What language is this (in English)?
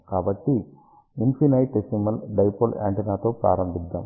Telugu